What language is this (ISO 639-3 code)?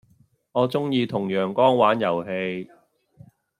yue